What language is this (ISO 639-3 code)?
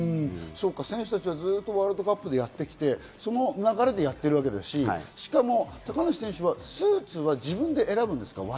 jpn